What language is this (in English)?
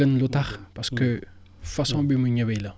Wolof